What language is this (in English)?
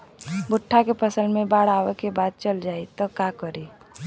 Bhojpuri